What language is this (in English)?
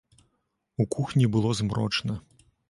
Belarusian